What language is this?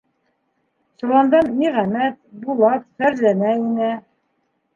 Bashkir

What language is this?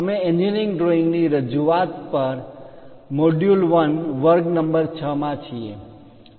Gujarati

